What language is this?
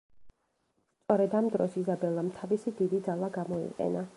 Georgian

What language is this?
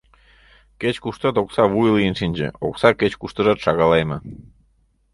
Mari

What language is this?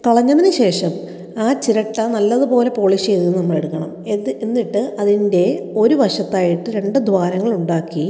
Malayalam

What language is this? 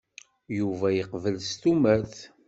Kabyle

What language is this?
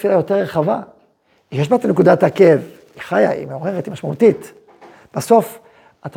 Hebrew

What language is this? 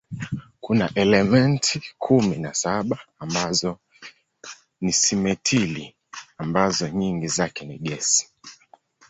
Swahili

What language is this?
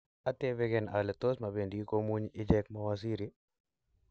Kalenjin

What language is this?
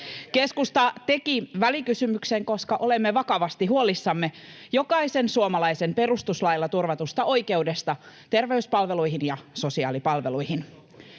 Finnish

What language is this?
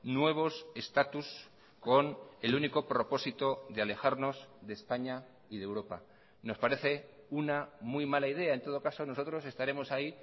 Spanish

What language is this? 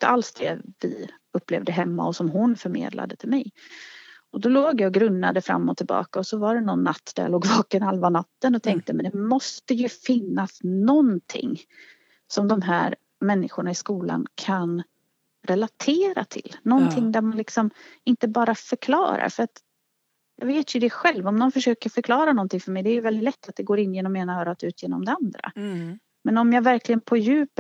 Swedish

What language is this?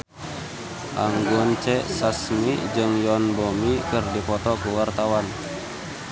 Sundanese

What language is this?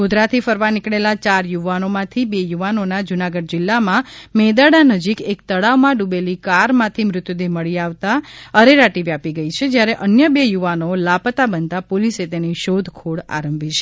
Gujarati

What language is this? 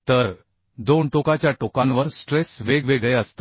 Marathi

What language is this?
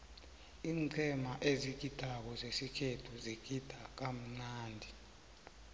South Ndebele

